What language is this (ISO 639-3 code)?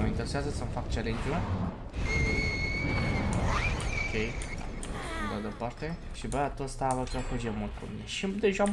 ron